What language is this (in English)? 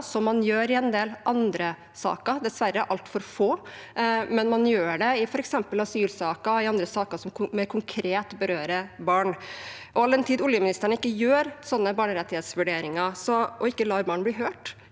Norwegian